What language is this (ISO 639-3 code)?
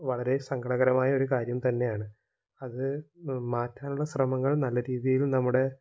mal